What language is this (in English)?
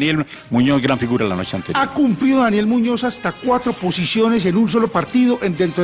Spanish